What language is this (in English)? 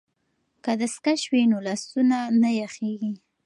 Pashto